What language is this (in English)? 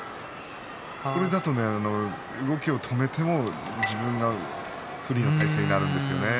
Japanese